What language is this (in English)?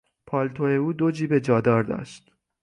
Persian